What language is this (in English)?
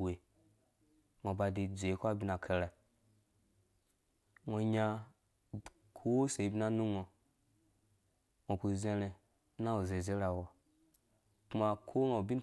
Dũya